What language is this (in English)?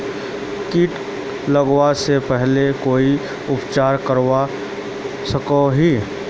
Magahi